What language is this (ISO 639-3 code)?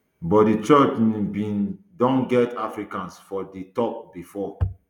pcm